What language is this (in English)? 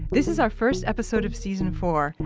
English